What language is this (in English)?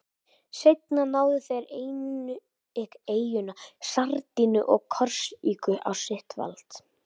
Icelandic